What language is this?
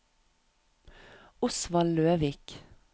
Norwegian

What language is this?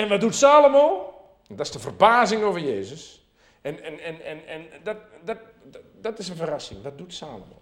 Dutch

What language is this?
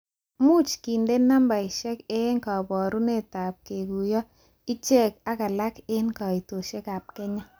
Kalenjin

